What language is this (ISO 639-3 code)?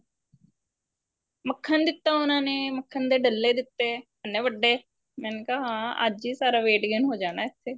pan